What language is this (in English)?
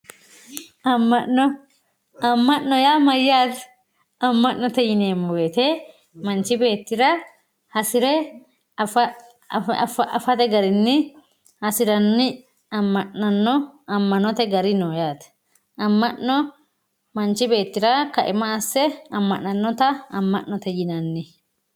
Sidamo